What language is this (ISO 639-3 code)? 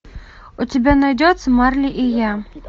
rus